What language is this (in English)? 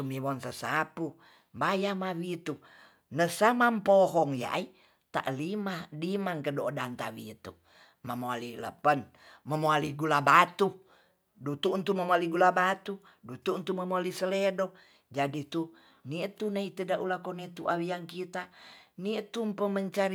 Tonsea